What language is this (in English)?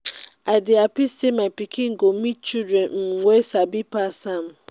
Nigerian Pidgin